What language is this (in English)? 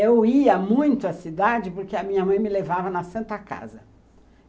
Portuguese